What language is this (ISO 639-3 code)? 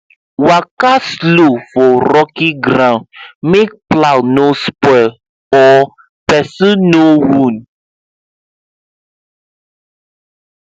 pcm